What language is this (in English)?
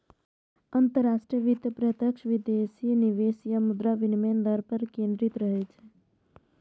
Maithili